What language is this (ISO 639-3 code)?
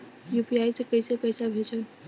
bho